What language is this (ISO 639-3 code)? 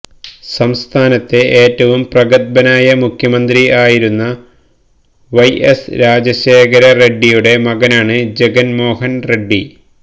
mal